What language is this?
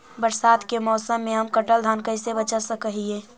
Magahi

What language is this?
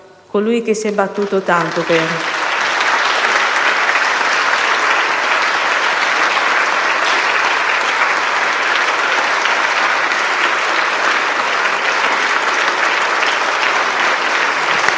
Italian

